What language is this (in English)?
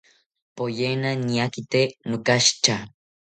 South Ucayali Ashéninka